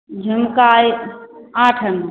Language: Maithili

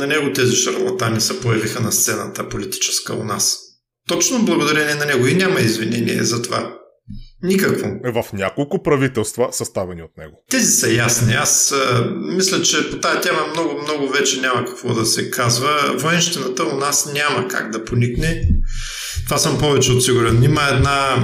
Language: Bulgarian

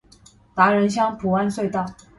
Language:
Chinese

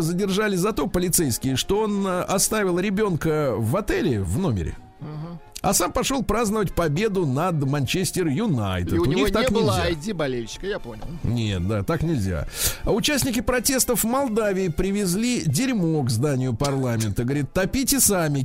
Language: Russian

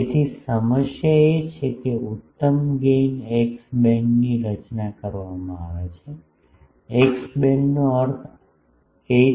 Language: Gujarati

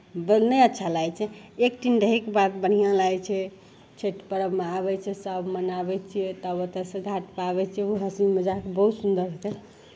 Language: Maithili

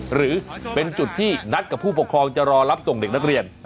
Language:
Thai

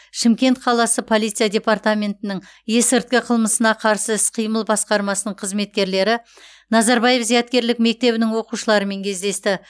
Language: Kazakh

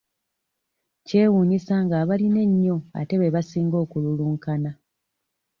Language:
Ganda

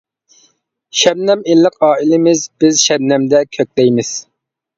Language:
Uyghur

